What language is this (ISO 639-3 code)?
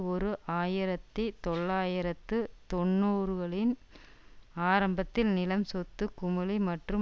tam